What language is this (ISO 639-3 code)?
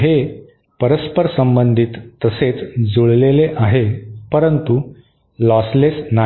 mar